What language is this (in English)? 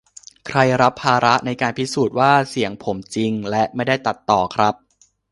Thai